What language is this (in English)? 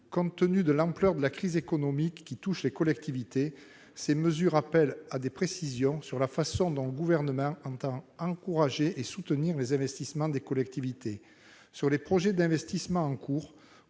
French